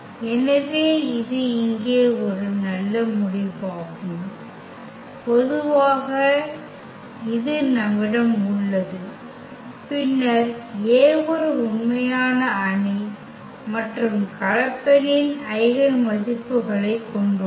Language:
Tamil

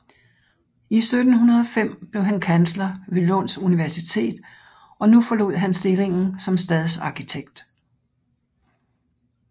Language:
Danish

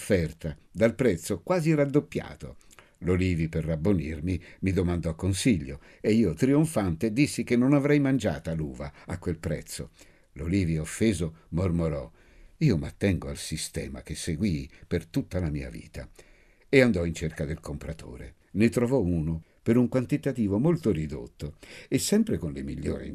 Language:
Italian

